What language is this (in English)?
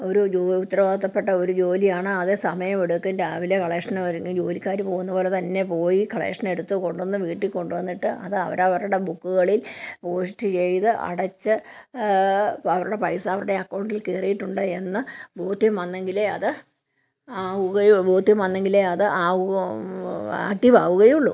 Malayalam